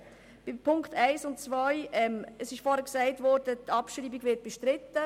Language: Swiss German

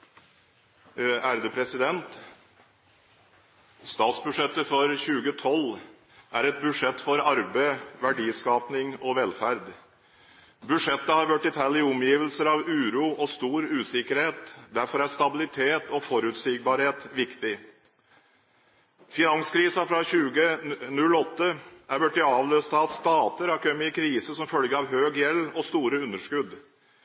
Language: Norwegian Bokmål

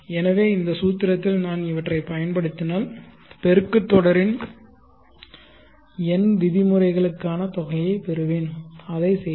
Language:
Tamil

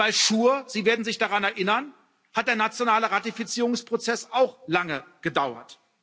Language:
German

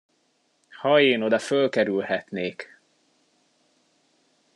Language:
Hungarian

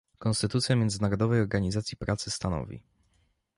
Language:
Polish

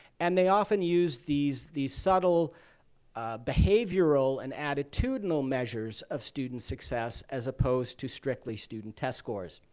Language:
English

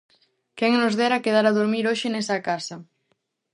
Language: Galician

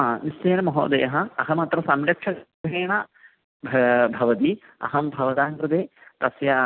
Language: Sanskrit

